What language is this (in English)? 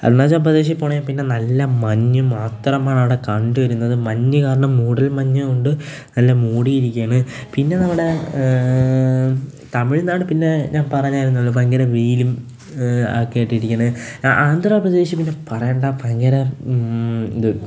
Malayalam